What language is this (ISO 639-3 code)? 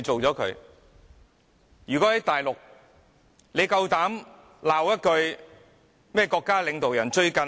yue